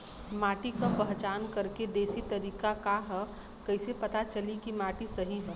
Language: Bhojpuri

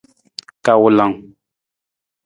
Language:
Nawdm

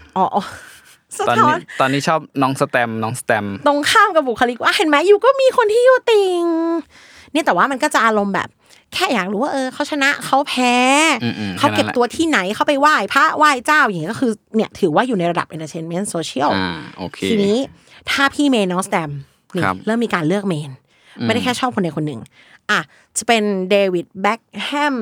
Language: Thai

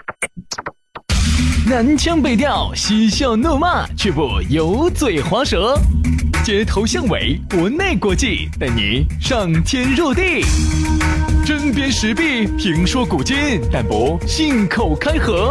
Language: Chinese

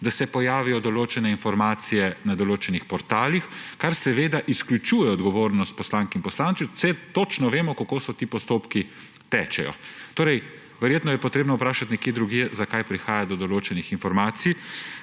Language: Slovenian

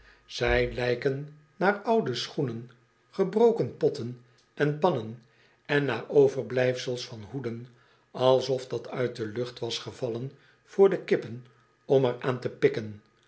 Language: Dutch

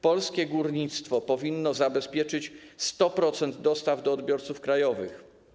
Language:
Polish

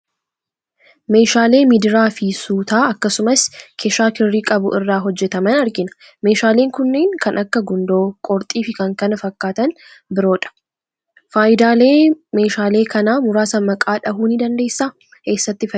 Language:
Oromo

